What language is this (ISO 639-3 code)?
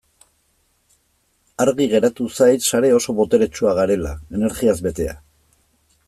eus